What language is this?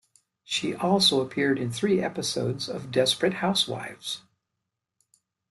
English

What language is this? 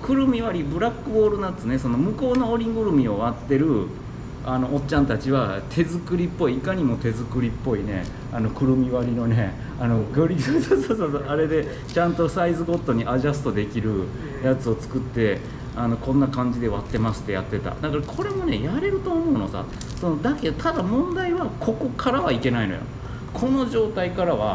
Japanese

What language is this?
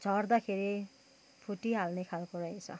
Nepali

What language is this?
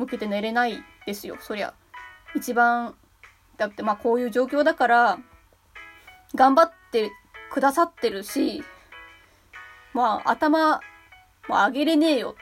Japanese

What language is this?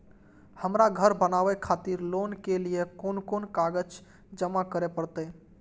Maithili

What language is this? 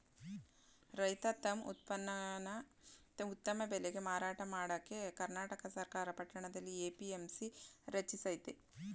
Kannada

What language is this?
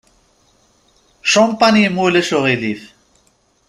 Kabyle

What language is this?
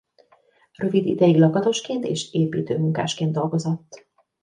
Hungarian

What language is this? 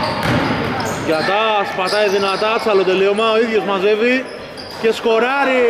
Greek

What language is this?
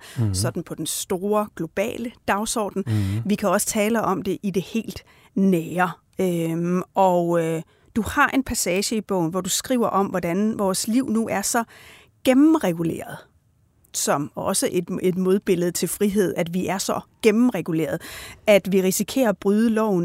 Danish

